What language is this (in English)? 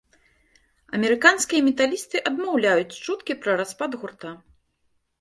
Belarusian